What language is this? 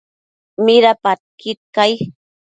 Matsés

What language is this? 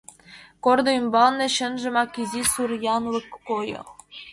Mari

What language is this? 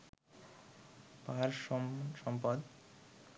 Bangla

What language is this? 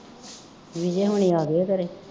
Punjabi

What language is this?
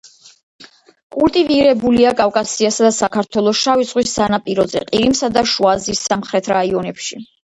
Georgian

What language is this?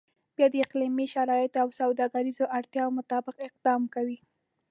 Pashto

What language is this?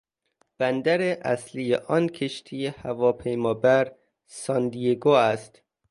Persian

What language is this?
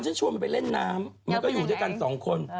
Thai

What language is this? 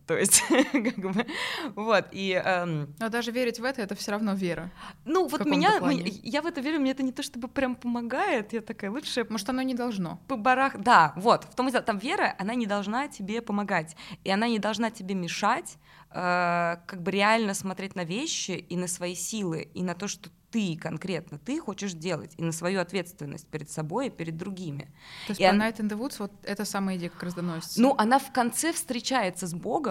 Russian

